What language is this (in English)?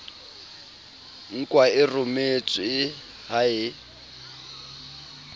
Southern Sotho